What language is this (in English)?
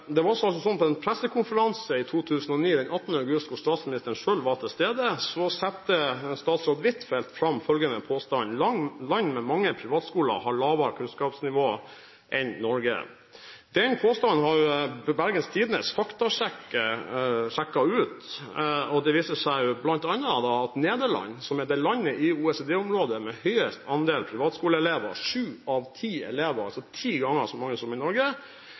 Norwegian